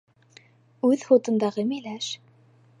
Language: Bashkir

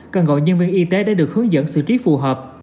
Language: Vietnamese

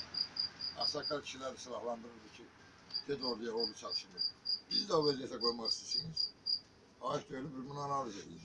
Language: Turkish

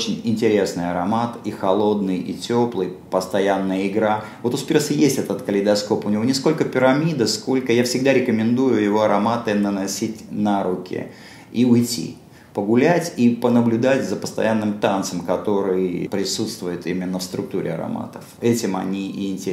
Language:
Russian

